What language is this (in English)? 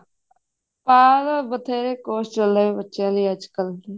Punjabi